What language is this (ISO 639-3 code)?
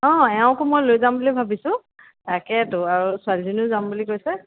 asm